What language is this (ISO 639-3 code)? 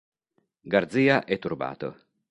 ita